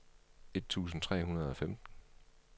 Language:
Danish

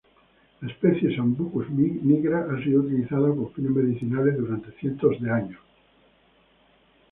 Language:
Spanish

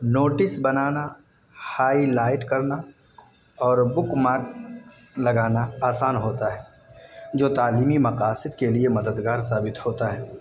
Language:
Urdu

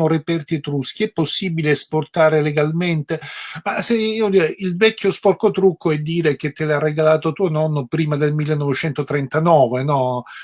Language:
Italian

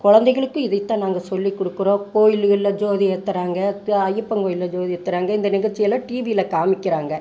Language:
Tamil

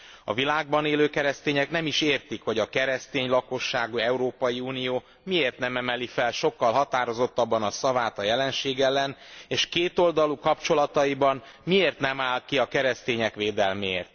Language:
Hungarian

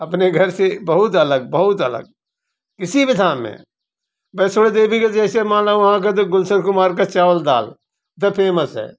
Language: Hindi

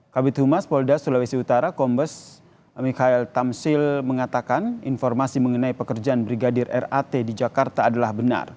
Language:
Indonesian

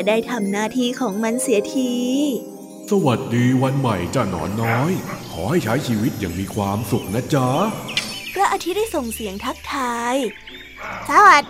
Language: Thai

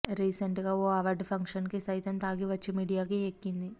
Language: Telugu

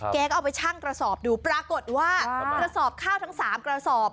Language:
Thai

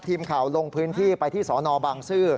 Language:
Thai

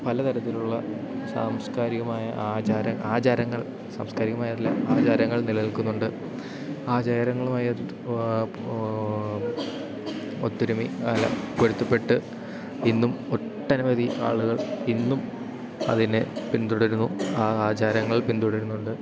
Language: Malayalam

